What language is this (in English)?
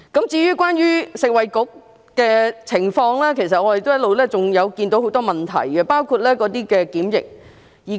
Cantonese